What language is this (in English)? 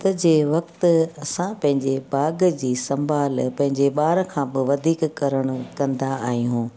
Sindhi